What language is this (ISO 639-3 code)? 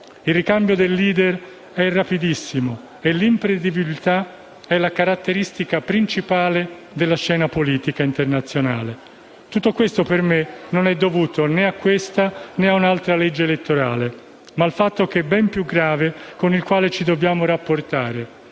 ita